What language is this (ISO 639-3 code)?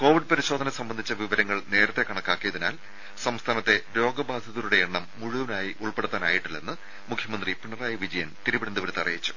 mal